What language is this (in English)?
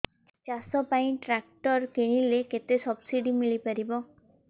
Odia